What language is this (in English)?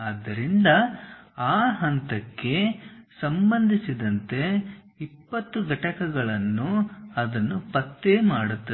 Kannada